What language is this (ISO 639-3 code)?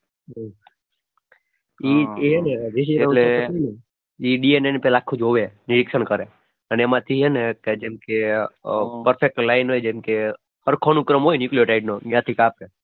guj